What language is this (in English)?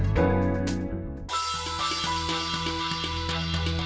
Indonesian